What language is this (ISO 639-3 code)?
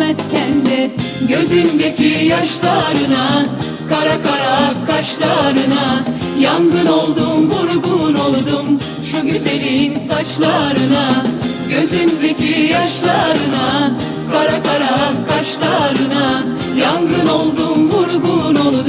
tur